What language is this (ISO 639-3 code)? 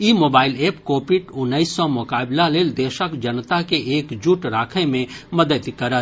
mai